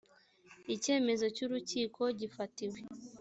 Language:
Kinyarwanda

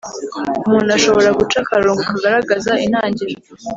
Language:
Kinyarwanda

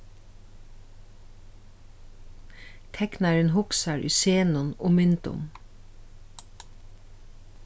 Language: Faroese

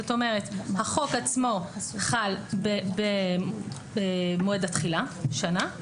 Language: Hebrew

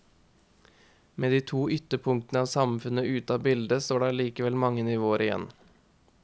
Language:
Norwegian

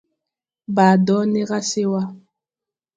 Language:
Tupuri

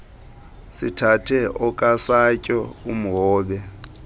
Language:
Xhosa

